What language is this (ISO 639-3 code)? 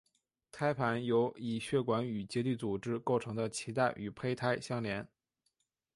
zho